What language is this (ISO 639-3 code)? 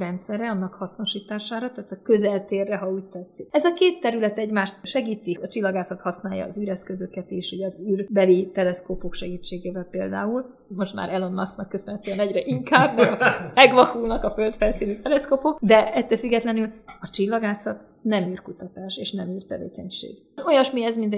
hun